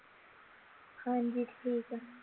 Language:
Punjabi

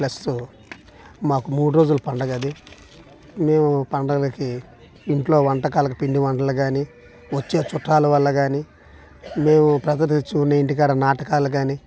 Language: Telugu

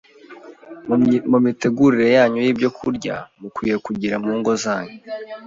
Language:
Kinyarwanda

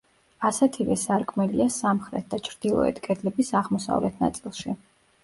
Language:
Georgian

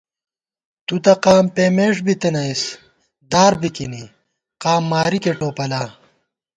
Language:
Gawar-Bati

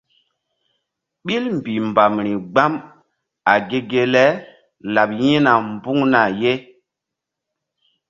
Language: Mbum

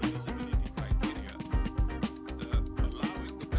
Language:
Indonesian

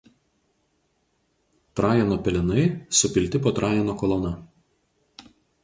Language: Lithuanian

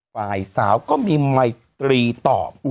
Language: Thai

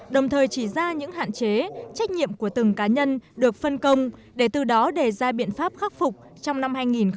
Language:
Vietnamese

